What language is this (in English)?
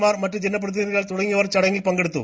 Malayalam